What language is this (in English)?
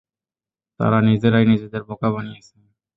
Bangla